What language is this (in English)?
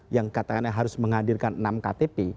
Indonesian